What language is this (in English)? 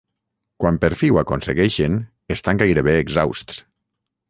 Catalan